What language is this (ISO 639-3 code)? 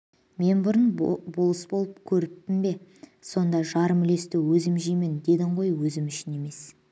kaz